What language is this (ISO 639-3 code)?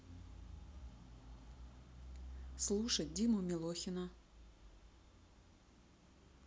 rus